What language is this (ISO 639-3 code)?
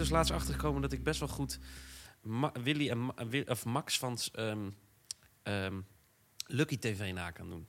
nld